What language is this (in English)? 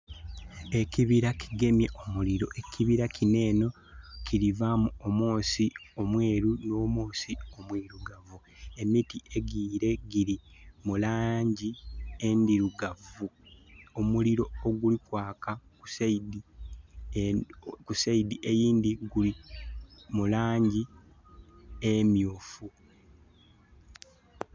Soga